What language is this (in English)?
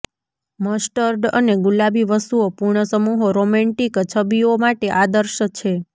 Gujarati